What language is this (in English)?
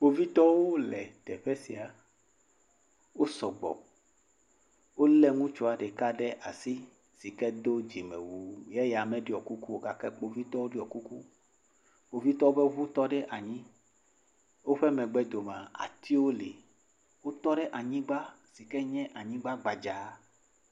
Ewe